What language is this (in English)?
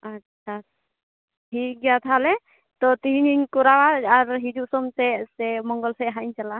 Santali